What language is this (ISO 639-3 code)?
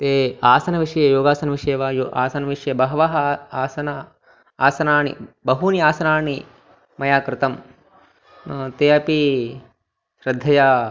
san